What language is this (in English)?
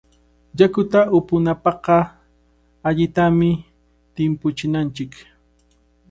Cajatambo North Lima Quechua